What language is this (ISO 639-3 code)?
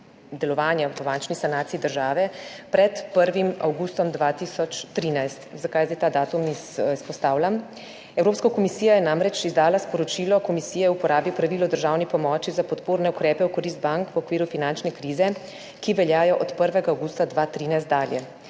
slv